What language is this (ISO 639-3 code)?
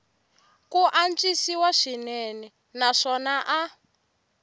tso